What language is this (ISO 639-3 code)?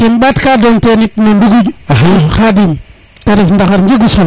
srr